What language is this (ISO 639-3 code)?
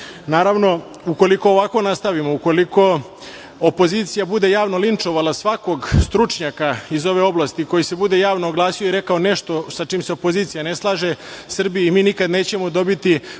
srp